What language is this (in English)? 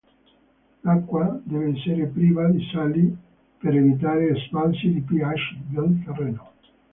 Italian